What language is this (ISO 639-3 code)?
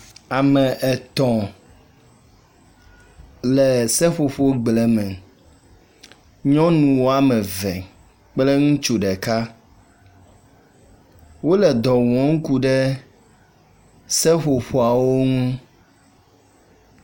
ewe